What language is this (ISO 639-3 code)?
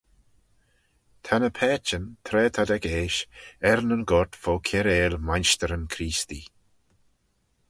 glv